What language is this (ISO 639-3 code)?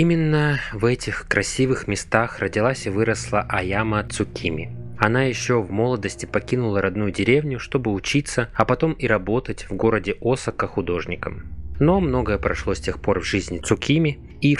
rus